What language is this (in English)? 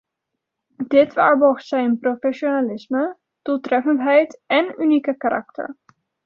Dutch